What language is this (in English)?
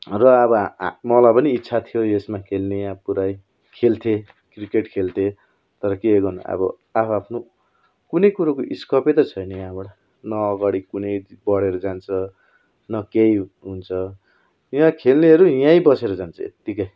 Nepali